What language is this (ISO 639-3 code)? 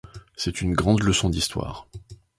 fra